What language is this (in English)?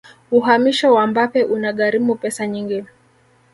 Swahili